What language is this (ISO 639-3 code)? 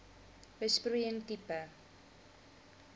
afr